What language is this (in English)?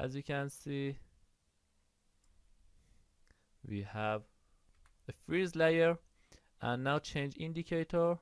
English